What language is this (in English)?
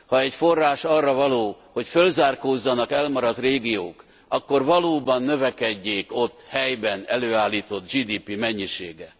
Hungarian